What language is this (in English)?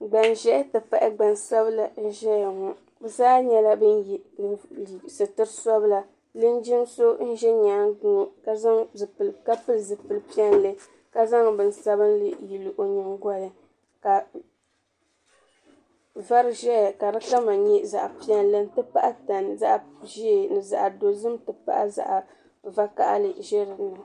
Dagbani